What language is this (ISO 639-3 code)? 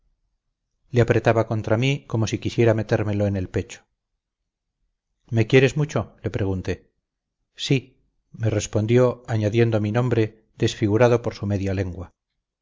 spa